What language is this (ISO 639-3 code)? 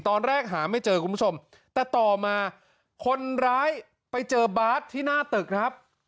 tha